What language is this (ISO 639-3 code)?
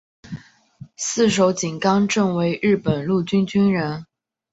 zho